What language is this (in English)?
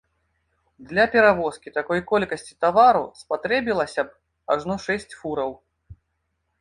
Belarusian